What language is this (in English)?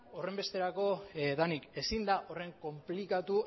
Basque